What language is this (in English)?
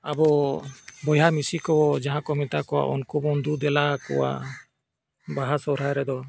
Santali